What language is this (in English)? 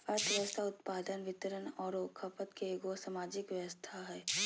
Magahi